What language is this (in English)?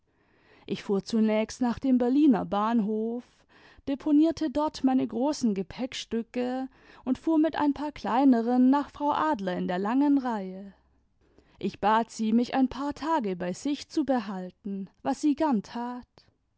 German